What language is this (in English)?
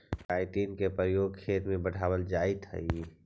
Magahi